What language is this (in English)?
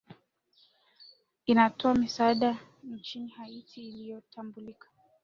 Swahili